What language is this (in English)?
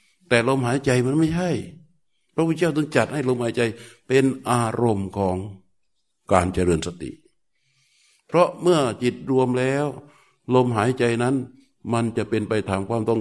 Thai